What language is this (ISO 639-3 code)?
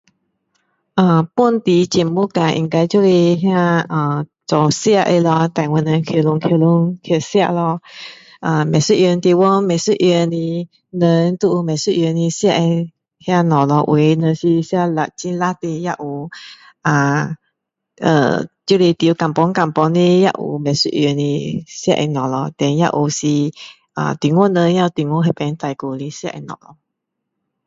cdo